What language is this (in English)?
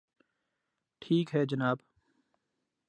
Urdu